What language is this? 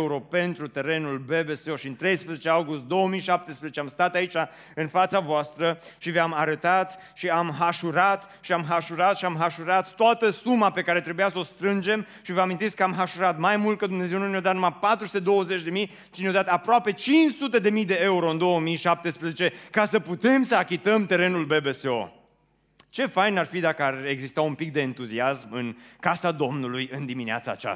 Romanian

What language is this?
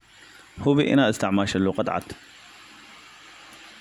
Somali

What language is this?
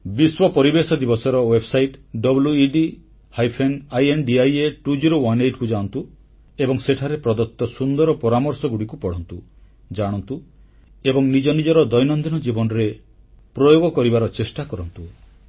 Odia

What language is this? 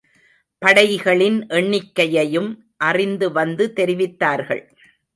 Tamil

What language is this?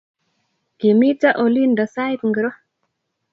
Kalenjin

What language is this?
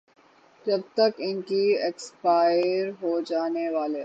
Urdu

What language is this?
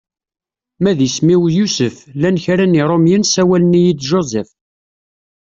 Kabyle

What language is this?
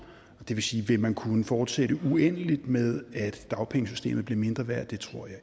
Danish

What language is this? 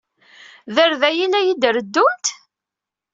Kabyle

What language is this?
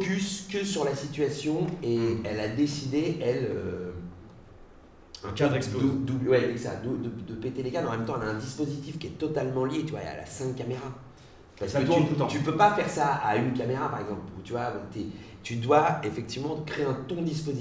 French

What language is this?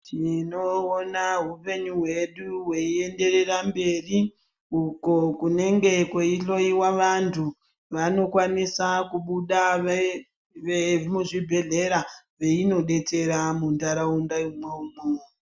Ndau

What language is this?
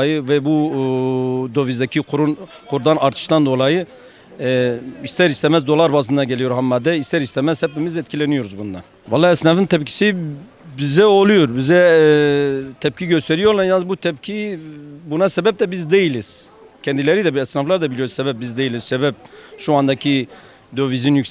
Turkish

